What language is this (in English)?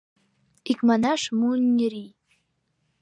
Mari